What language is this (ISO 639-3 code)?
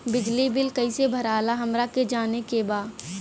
bho